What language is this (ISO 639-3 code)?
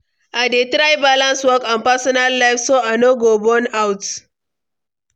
pcm